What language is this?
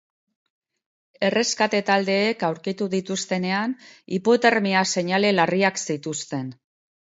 Basque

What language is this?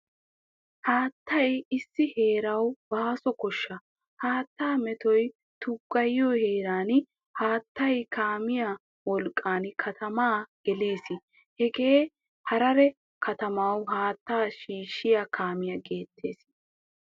Wolaytta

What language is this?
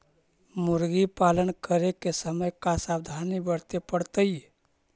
Magahi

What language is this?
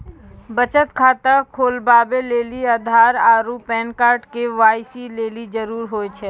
Maithili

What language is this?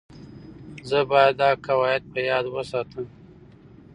Pashto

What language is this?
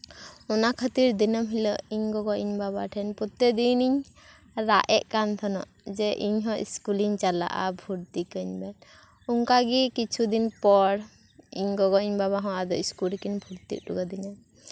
Santali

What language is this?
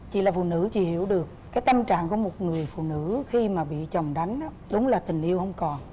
Vietnamese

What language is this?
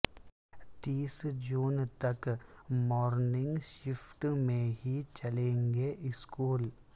Urdu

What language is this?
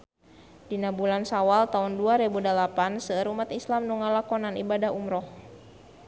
Sundanese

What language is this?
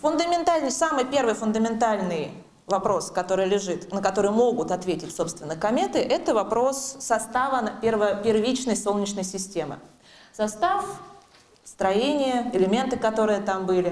Russian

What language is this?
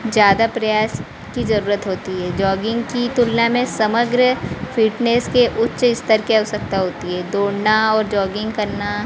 Hindi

